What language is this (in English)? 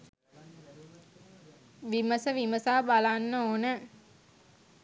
Sinhala